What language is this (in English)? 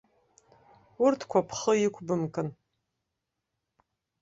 Abkhazian